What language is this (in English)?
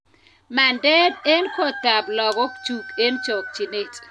Kalenjin